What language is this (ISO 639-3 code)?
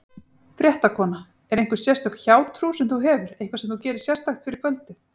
isl